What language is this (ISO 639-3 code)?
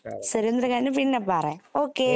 mal